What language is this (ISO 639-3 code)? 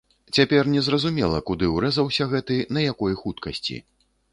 bel